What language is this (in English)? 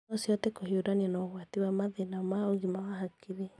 Kikuyu